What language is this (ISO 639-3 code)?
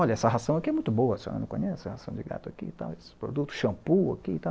por